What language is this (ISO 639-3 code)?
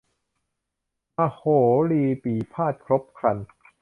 tha